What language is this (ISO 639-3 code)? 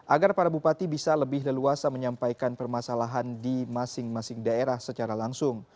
ind